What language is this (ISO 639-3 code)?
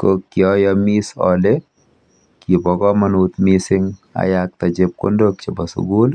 kln